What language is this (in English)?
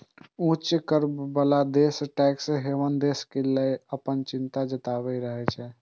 Maithili